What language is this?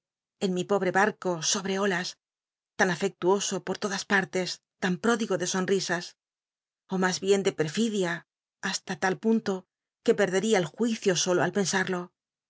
Spanish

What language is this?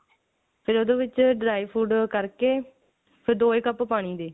Punjabi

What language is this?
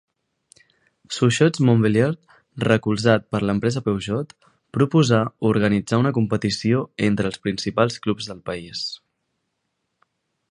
Catalan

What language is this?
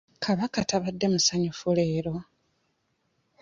Ganda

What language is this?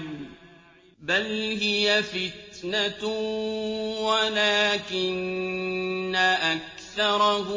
Arabic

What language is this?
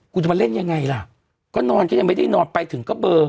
Thai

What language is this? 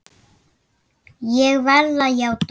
Icelandic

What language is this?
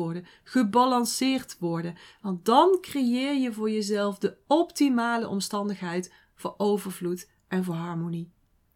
Dutch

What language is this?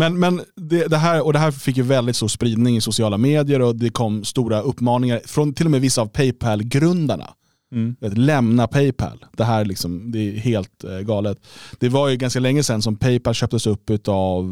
Swedish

